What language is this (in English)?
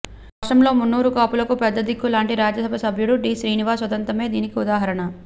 Telugu